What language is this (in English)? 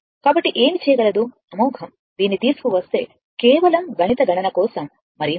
Telugu